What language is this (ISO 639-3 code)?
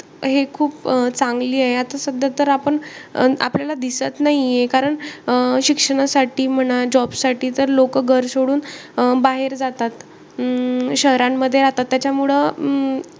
mar